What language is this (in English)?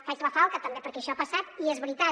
Catalan